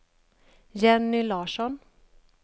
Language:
Swedish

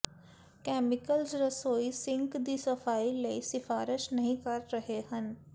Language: Punjabi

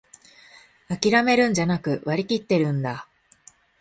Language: Japanese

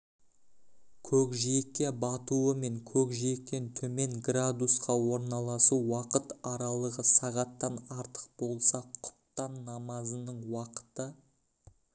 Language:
Kazakh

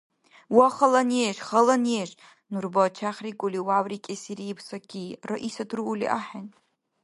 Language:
Dargwa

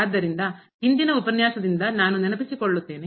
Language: Kannada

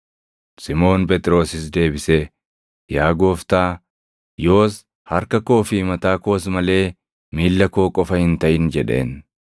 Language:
Oromo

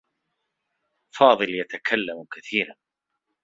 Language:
Arabic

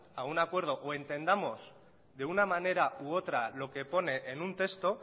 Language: Spanish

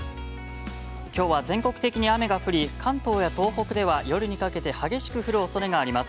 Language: Japanese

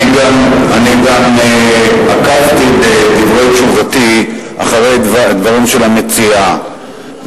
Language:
Hebrew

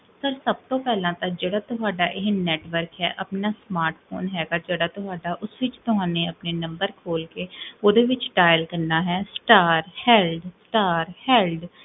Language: Punjabi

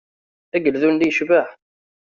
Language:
Kabyle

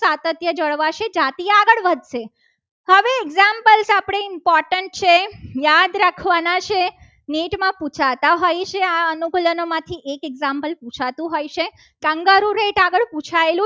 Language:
Gujarati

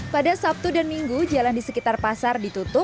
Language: Indonesian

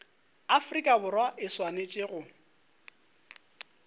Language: Northern Sotho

